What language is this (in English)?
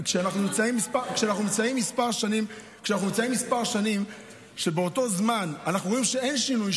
Hebrew